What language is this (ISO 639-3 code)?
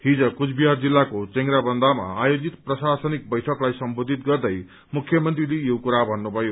nep